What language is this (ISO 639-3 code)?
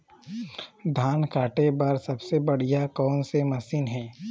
hne